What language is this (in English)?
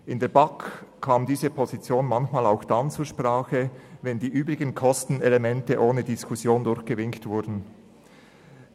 Swiss German